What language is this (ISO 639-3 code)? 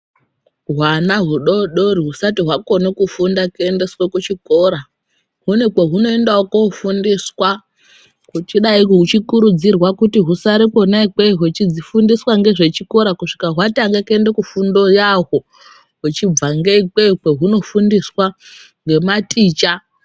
ndc